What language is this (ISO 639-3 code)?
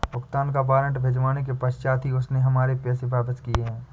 hin